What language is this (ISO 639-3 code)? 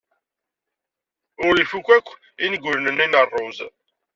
kab